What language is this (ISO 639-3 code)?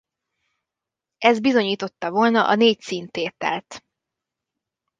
hun